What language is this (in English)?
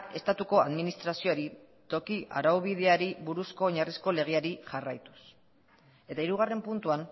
Basque